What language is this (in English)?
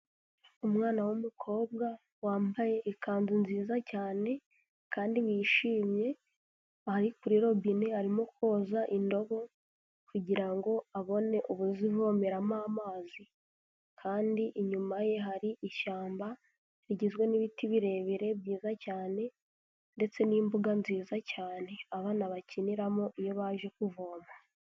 Kinyarwanda